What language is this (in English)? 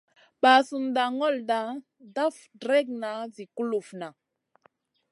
Masana